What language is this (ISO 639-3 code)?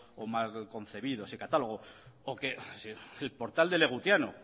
spa